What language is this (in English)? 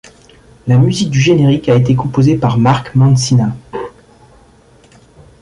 French